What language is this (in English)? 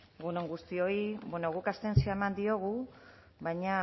Basque